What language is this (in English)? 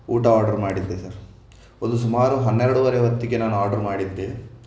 Kannada